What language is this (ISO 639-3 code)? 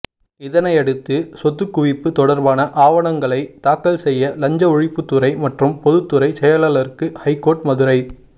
tam